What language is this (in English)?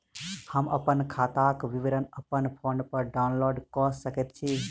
Maithili